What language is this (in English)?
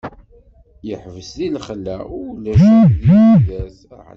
Kabyle